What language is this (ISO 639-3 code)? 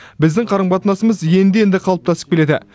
kaz